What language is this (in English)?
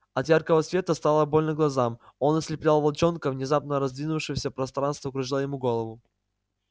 Russian